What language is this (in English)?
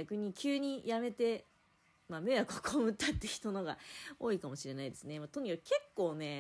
Japanese